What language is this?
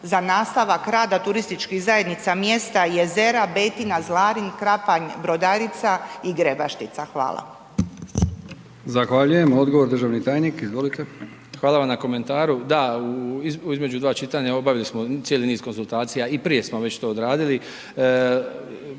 Croatian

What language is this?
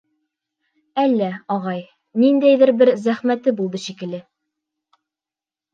Bashkir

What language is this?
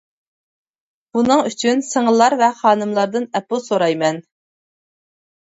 Uyghur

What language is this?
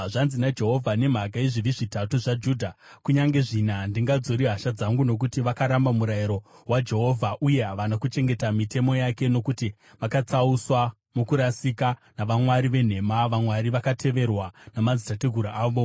Shona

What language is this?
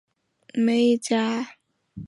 Chinese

